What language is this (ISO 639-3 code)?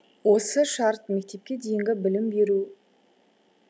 kaz